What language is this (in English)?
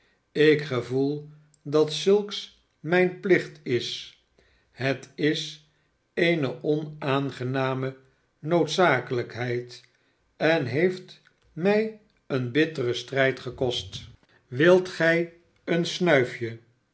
Dutch